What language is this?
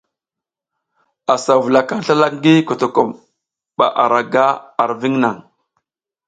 South Giziga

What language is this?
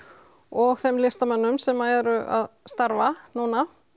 Icelandic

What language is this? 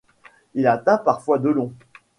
French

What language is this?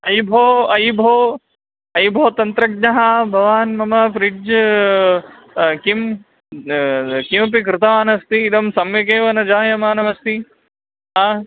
Sanskrit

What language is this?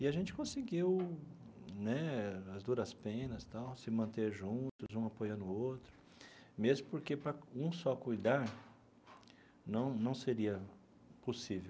Portuguese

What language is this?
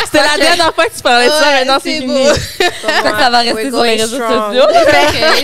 French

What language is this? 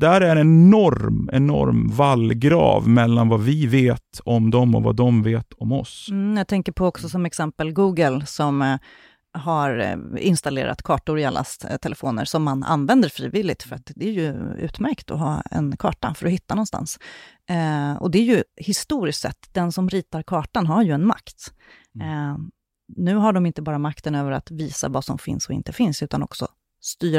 Swedish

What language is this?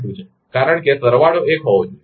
Gujarati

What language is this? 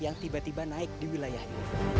Indonesian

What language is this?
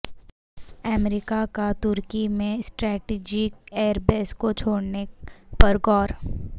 Urdu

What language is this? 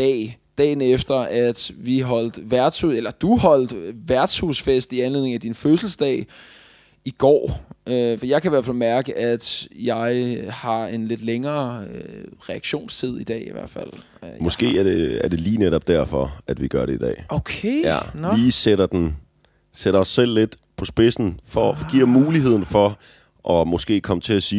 Danish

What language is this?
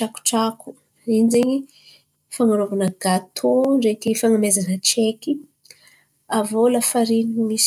Antankarana Malagasy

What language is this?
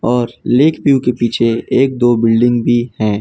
Hindi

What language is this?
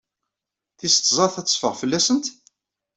Kabyle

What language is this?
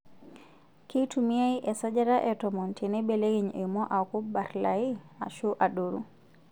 Masai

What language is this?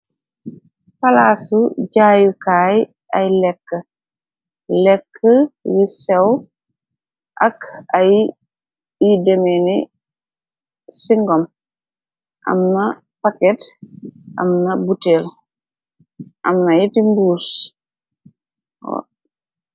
Wolof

